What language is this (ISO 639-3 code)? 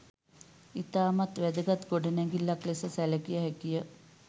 sin